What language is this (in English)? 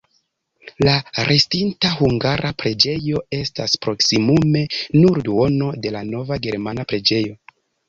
Esperanto